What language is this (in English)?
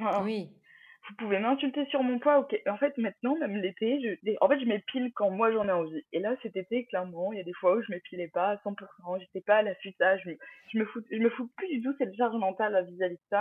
French